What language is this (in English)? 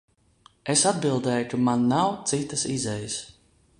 Latvian